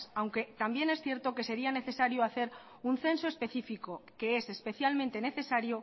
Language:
Spanish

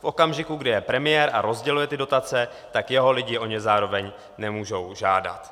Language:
Czech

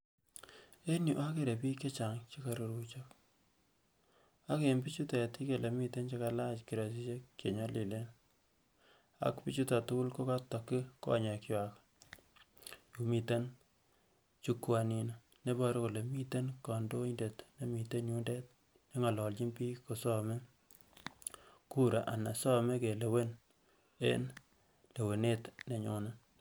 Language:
Kalenjin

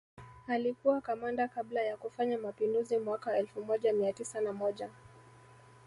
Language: Swahili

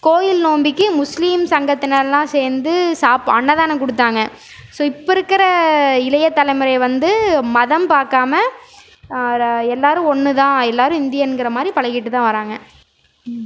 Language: Tamil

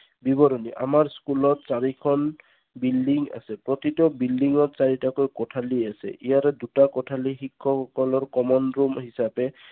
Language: Assamese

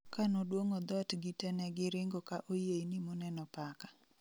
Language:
Luo (Kenya and Tanzania)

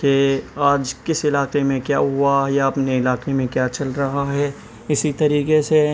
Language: Urdu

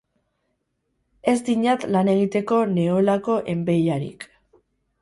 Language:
Basque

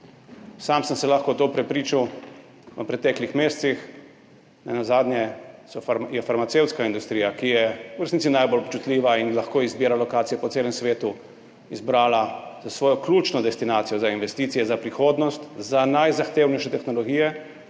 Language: Slovenian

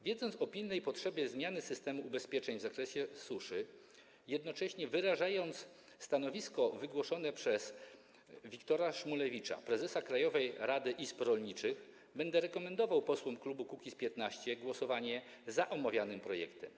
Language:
Polish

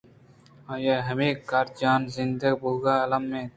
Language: Eastern Balochi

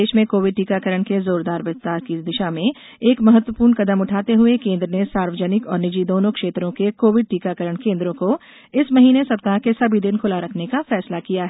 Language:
Hindi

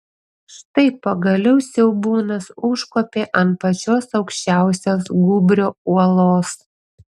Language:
Lithuanian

